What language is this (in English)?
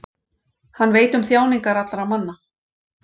Icelandic